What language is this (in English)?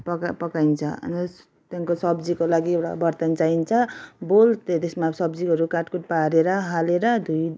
Nepali